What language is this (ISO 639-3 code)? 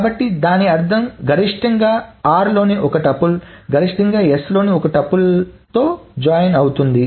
tel